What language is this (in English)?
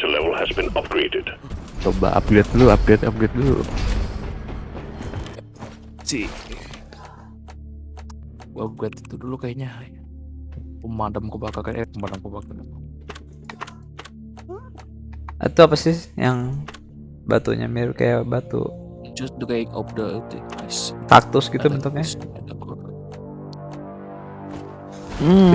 Indonesian